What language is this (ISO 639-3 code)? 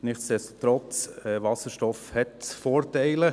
gsw